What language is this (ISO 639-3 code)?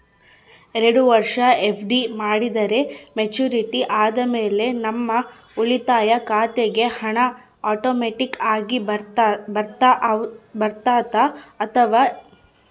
kan